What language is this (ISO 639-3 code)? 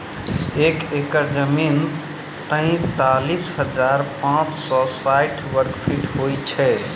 mai